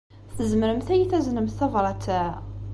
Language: Kabyle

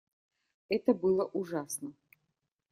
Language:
Russian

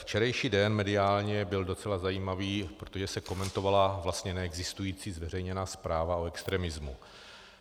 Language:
Czech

